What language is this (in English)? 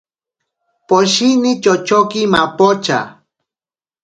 Ashéninka Perené